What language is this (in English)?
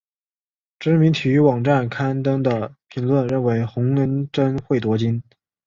Chinese